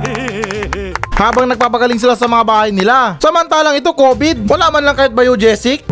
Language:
Filipino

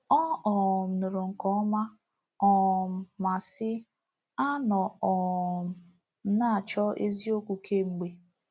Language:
Igbo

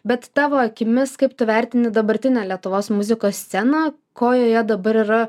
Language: Lithuanian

